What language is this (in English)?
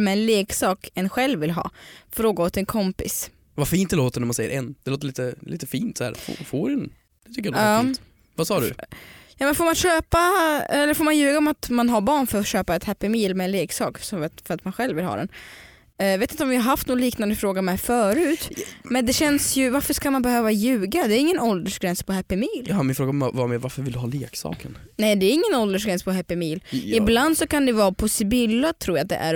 Swedish